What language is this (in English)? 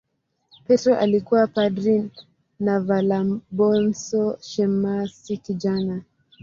Swahili